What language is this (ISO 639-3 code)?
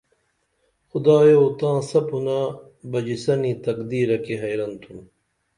dml